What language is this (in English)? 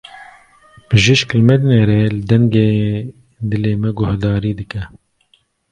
Kurdish